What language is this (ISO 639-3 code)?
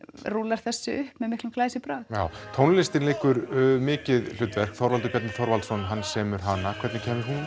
isl